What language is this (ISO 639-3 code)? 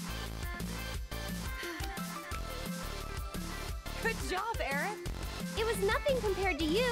eng